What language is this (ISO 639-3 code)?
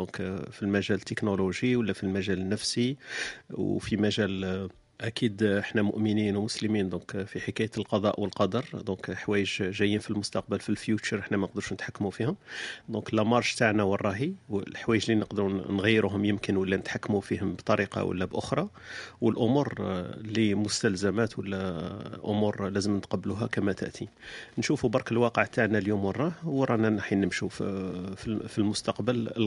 ara